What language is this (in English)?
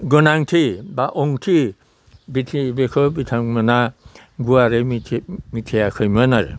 Bodo